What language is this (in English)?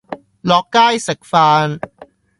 Cantonese